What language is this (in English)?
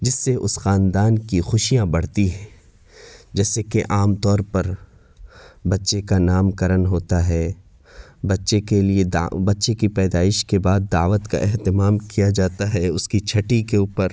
Urdu